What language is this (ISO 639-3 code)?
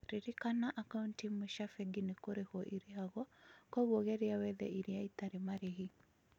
kik